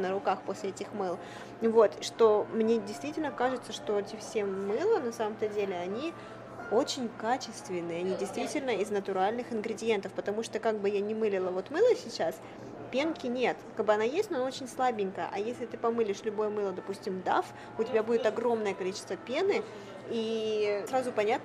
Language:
Russian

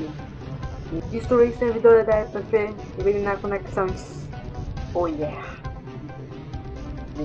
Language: Portuguese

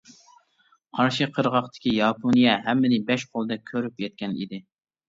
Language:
Uyghur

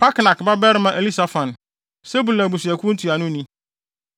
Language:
Akan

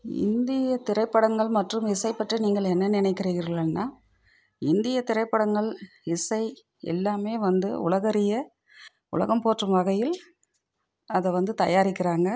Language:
Tamil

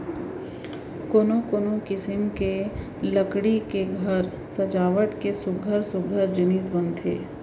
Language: Chhattisgarhi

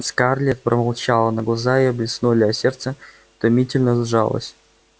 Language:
Russian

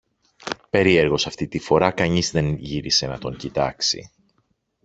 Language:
Greek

